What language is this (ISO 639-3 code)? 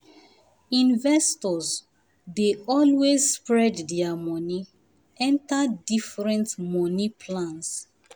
pcm